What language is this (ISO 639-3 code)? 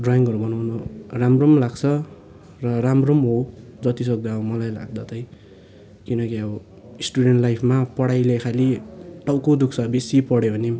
nep